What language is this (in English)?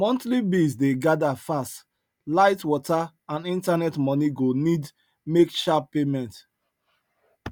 Nigerian Pidgin